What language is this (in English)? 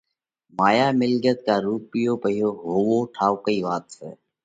Parkari Koli